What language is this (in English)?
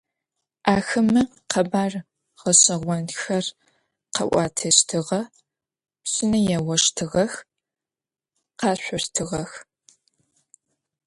Adyghe